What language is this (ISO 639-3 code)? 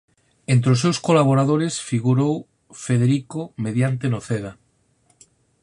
glg